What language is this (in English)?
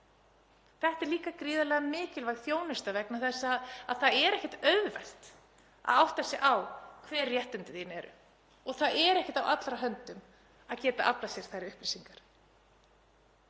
Icelandic